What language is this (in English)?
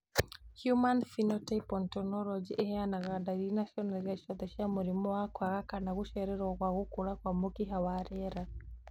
Kikuyu